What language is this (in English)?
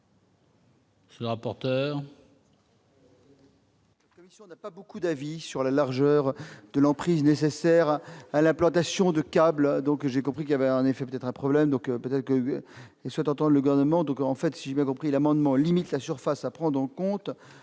French